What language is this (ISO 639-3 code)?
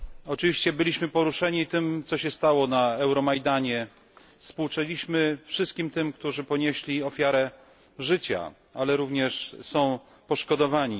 pol